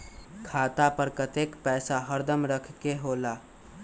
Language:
Magahi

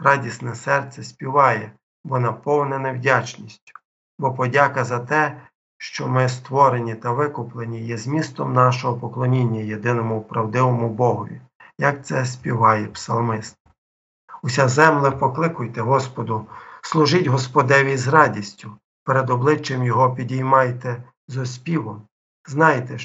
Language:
Ukrainian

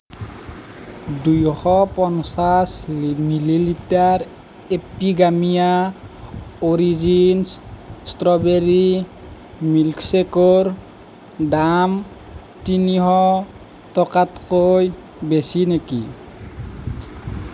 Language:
Assamese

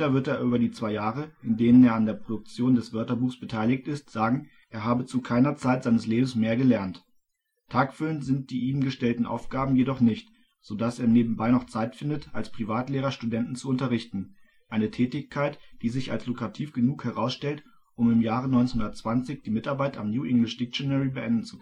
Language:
German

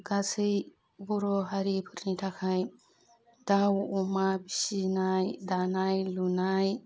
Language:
Bodo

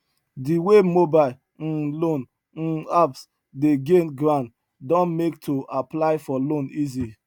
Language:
Nigerian Pidgin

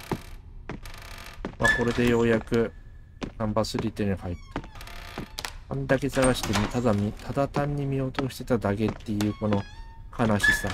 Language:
Japanese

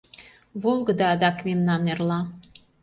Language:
Mari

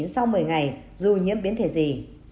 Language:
Vietnamese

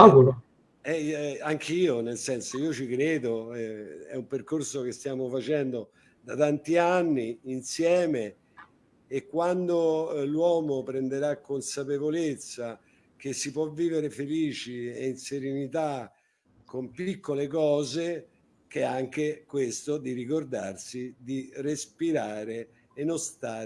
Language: Italian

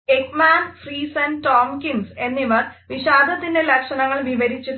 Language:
Malayalam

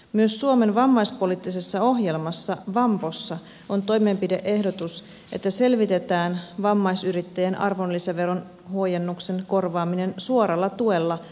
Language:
Finnish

